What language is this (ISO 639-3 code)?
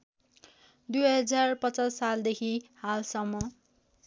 nep